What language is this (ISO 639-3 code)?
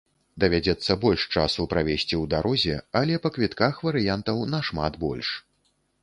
bel